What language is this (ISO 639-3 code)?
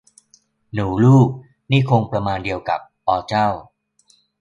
tha